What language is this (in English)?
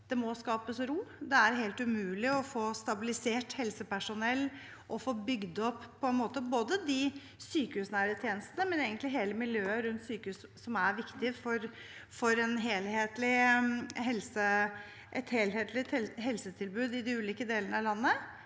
Norwegian